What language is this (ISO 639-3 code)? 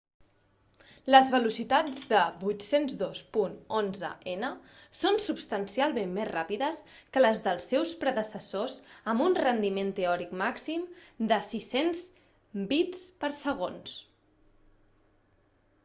cat